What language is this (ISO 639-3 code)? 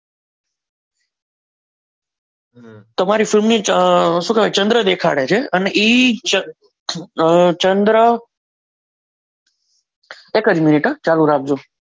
guj